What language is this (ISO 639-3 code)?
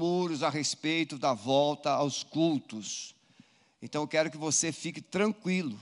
por